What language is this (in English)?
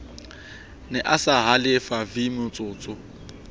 Southern Sotho